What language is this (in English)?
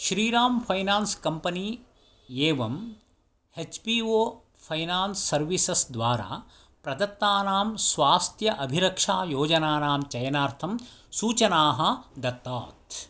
Sanskrit